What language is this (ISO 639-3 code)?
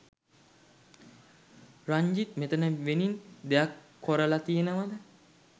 sin